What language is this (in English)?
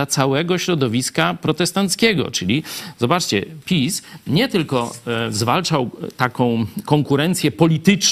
Polish